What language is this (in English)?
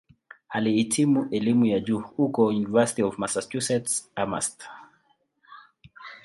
Swahili